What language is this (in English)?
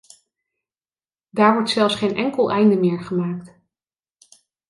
Dutch